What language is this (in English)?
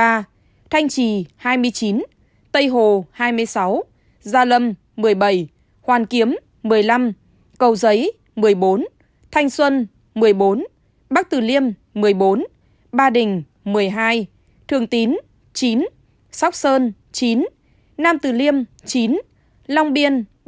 Vietnamese